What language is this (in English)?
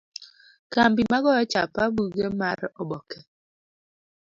Luo (Kenya and Tanzania)